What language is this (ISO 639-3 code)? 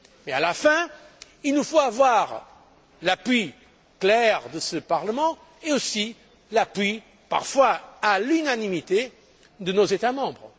fra